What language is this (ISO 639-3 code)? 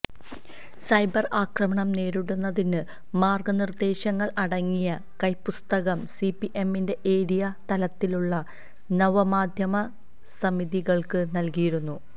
mal